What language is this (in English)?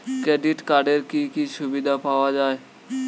Bangla